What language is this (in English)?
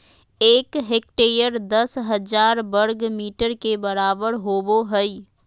Magahi